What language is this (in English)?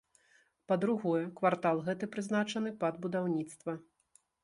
Belarusian